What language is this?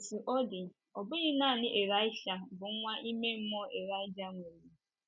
Igbo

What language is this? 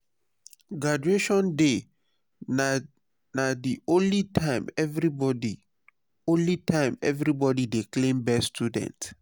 Nigerian Pidgin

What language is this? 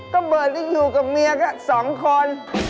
Thai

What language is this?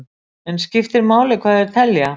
Icelandic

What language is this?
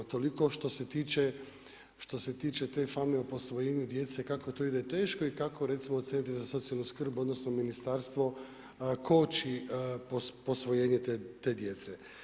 Croatian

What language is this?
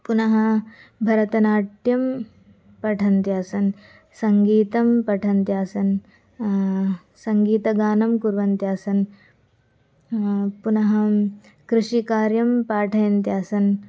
Sanskrit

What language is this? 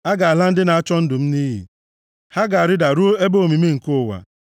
Igbo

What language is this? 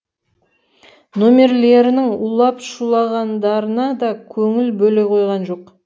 Kazakh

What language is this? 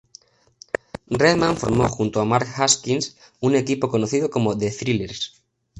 Spanish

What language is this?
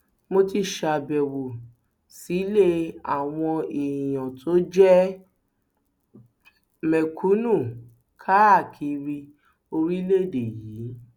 Yoruba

